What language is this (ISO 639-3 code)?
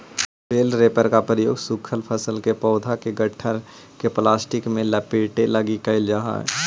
mag